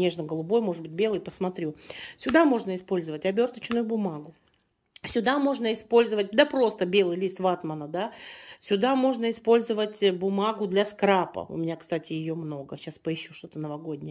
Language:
Russian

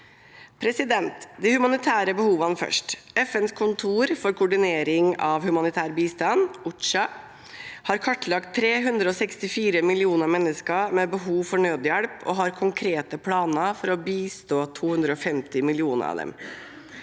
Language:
Norwegian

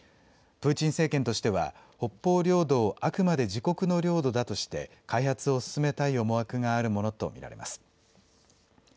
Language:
Japanese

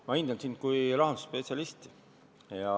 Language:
Estonian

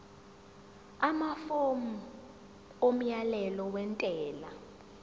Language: Zulu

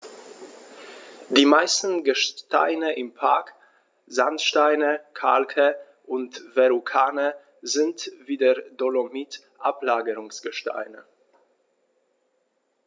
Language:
German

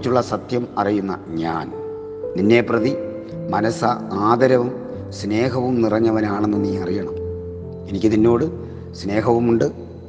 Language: Malayalam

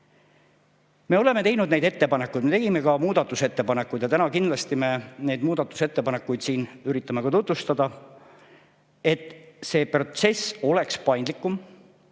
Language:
Estonian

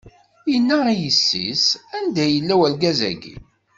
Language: Kabyle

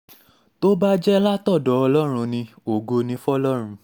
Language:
Yoruba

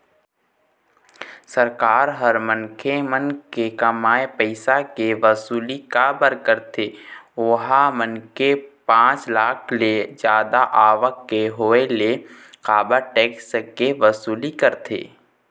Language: Chhattisgarhi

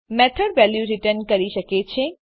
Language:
Gujarati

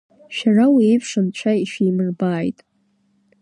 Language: Abkhazian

